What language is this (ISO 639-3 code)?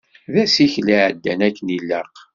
kab